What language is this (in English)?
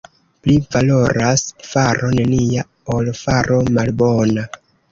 Esperanto